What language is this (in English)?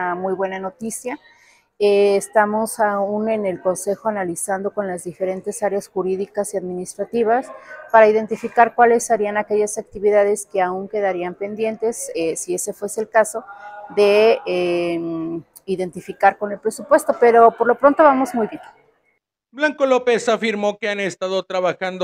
Spanish